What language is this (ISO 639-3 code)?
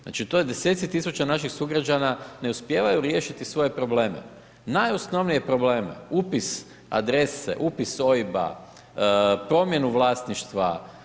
hrv